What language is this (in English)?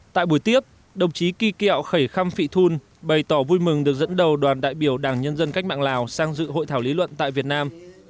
Vietnamese